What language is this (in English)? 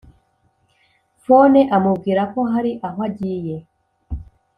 Kinyarwanda